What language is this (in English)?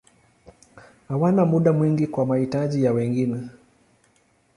Swahili